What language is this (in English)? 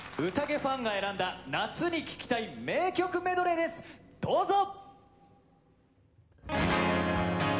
Japanese